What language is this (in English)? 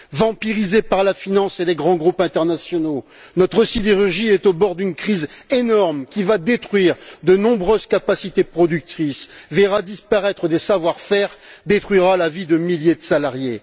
French